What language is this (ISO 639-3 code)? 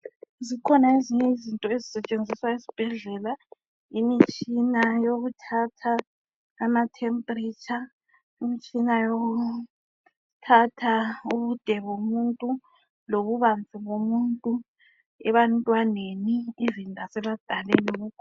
nde